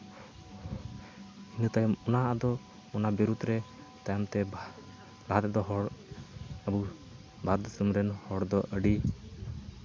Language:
Santali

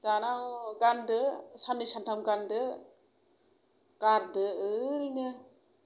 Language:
Bodo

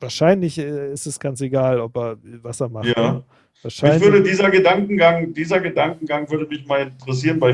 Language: German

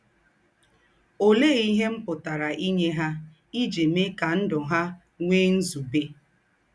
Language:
Igbo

